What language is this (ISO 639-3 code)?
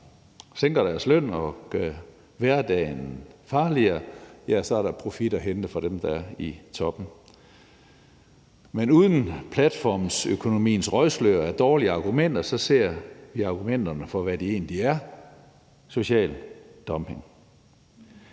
dan